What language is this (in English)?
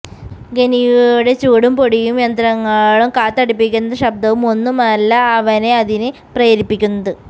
Malayalam